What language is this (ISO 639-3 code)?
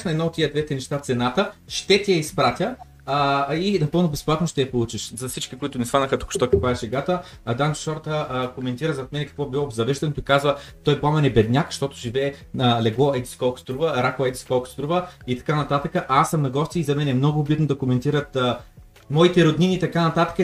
bul